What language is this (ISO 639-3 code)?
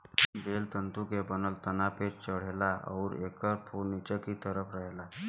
bho